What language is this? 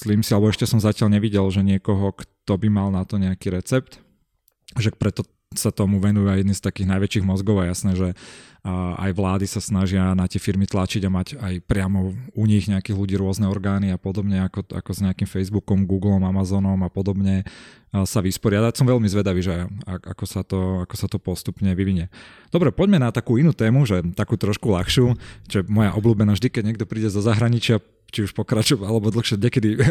Slovak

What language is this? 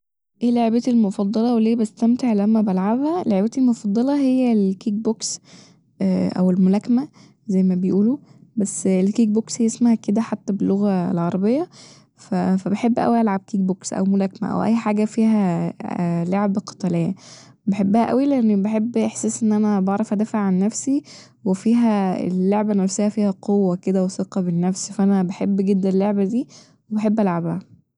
Egyptian Arabic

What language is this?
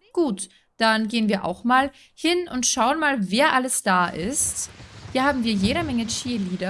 German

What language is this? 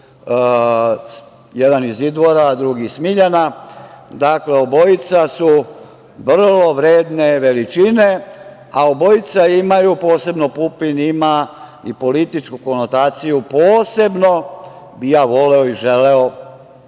Serbian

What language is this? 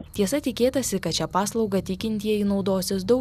Lithuanian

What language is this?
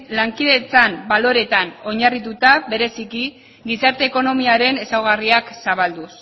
Basque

